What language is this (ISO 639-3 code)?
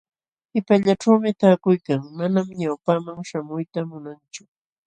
qxw